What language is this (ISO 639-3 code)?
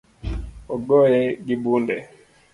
luo